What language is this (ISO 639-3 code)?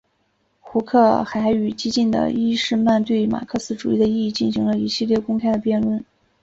zho